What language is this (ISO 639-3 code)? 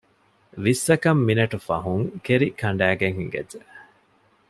div